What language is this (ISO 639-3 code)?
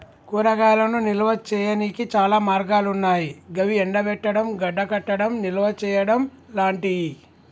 tel